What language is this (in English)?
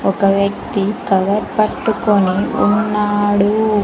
Telugu